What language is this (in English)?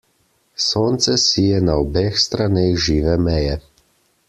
Slovenian